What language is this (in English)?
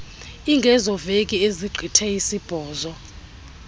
Xhosa